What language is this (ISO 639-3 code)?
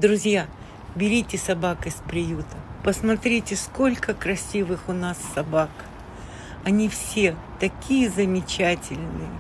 rus